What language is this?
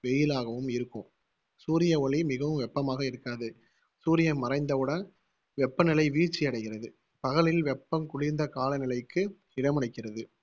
Tamil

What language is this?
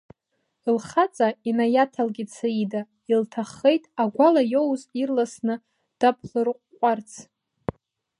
Abkhazian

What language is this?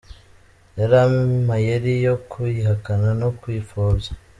Kinyarwanda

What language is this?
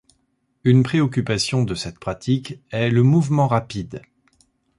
French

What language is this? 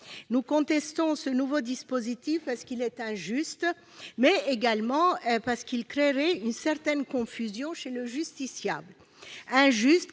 French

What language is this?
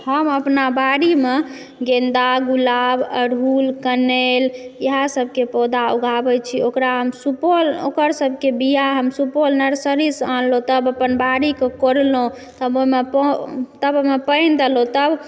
Maithili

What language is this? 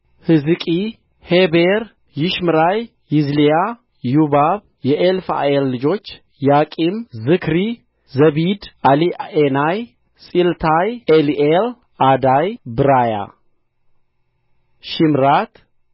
Amharic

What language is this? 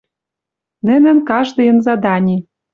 Western Mari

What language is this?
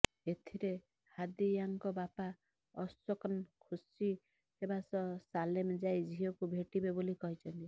Odia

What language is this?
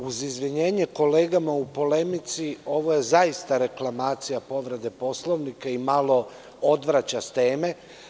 Serbian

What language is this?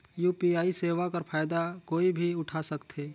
Chhattisgarhi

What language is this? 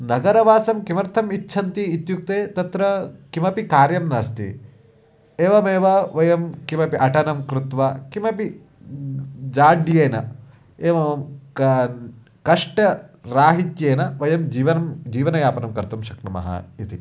Sanskrit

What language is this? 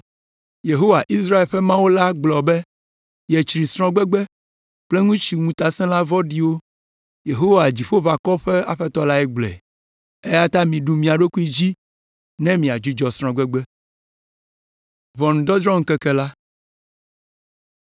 Ewe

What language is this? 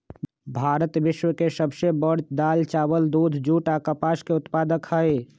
Magahi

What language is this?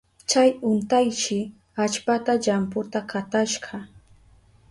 Southern Pastaza Quechua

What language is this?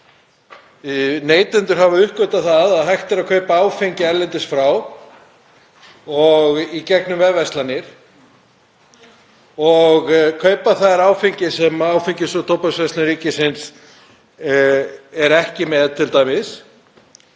Icelandic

